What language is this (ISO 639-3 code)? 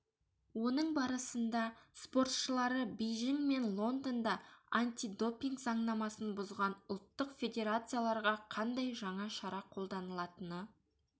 kaz